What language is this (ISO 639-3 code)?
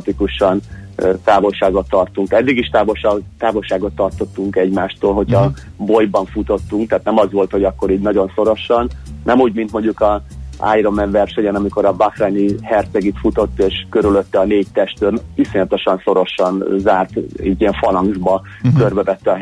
hun